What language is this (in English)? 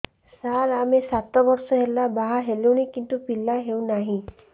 Odia